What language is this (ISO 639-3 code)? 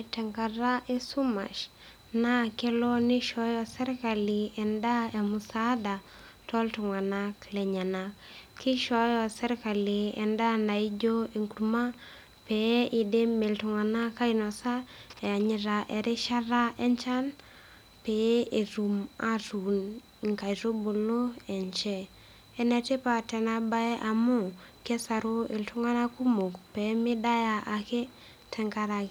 mas